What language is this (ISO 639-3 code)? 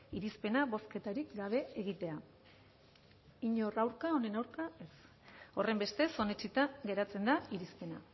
eus